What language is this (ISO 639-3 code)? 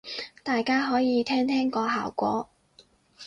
yue